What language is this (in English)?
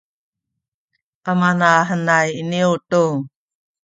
Sakizaya